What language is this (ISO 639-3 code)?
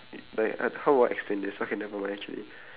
eng